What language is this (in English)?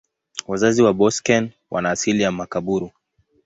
Swahili